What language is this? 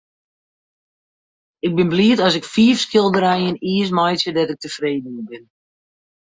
Western Frisian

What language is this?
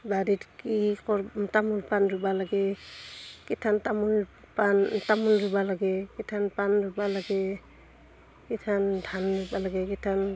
Assamese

